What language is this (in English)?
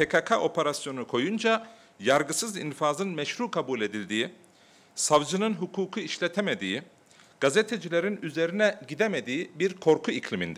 Turkish